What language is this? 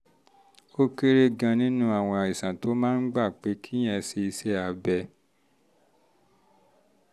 Yoruba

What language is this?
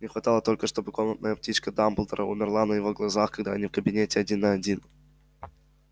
Russian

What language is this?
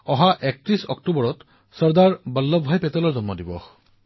Assamese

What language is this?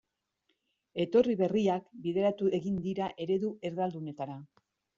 Basque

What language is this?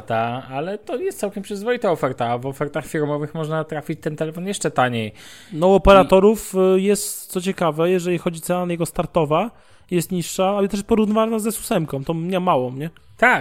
Polish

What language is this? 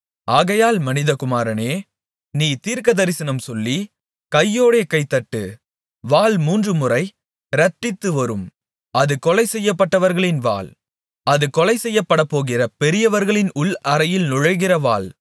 Tamil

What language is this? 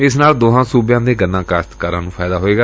Punjabi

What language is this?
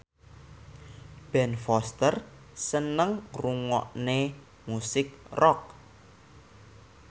Javanese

